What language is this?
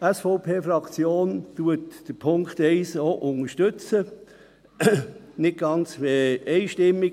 Swiss German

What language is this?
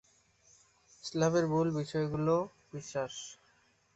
Bangla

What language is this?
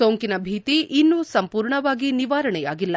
Kannada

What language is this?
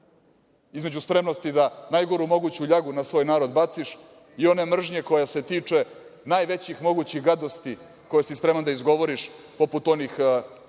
Serbian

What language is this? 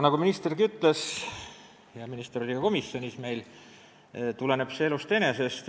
Estonian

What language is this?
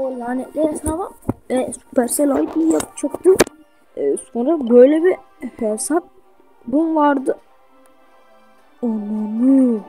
Turkish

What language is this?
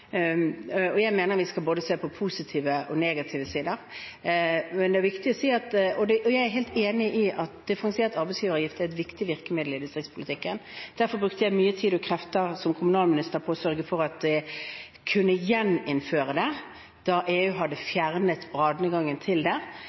Norwegian Bokmål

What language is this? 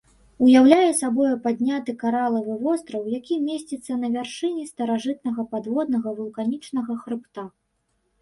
Belarusian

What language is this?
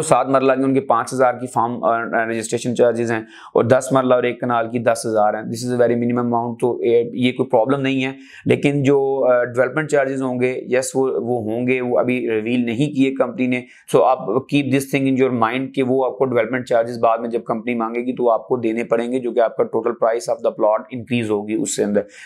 Hindi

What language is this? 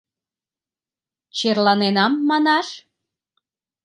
Mari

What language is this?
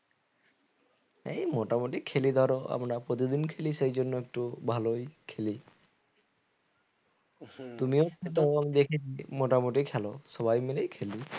Bangla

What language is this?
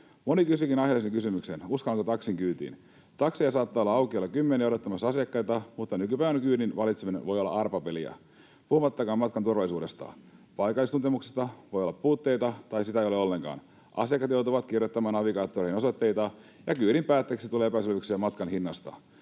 Finnish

